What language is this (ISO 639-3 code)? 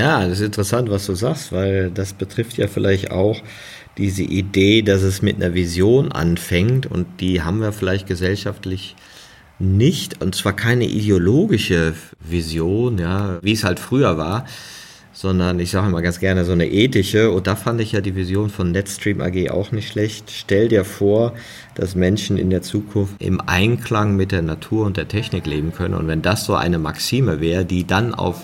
deu